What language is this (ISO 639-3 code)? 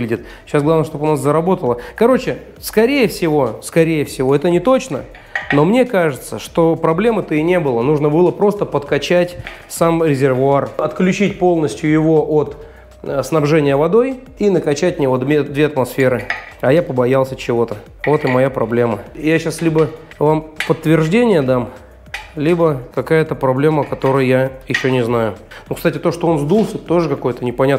rus